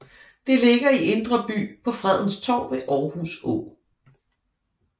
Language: Danish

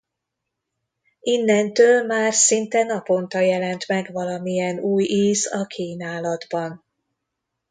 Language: Hungarian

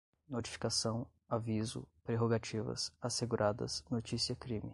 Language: Portuguese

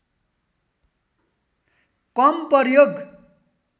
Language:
Nepali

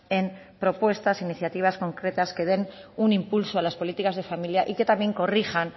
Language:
Spanish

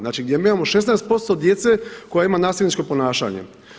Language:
Croatian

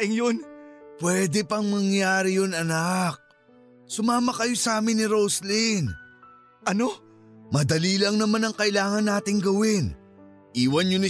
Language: Filipino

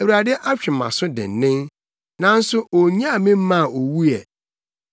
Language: Akan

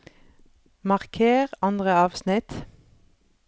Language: Norwegian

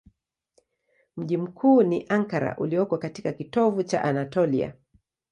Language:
Swahili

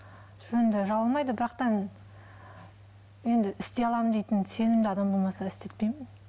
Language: Kazakh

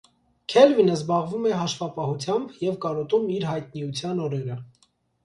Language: Armenian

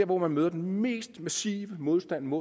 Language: Danish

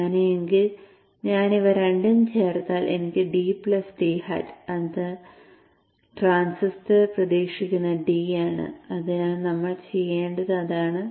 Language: Malayalam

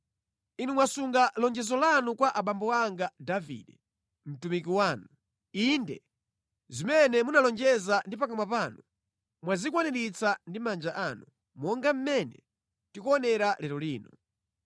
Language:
Nyanja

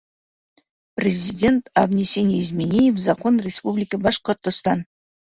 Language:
Bashkir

